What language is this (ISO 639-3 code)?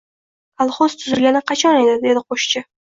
uzb